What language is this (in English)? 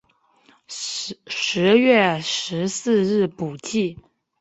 Chinese